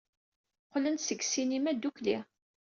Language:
Kabyle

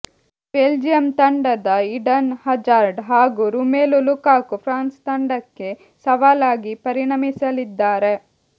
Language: Kannada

